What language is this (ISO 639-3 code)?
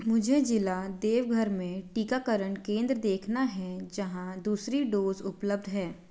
hin